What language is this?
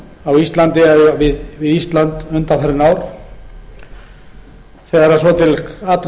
Icelandic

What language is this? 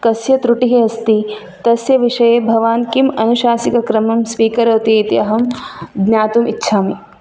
Sanskrit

